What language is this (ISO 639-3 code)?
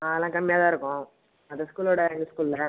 tam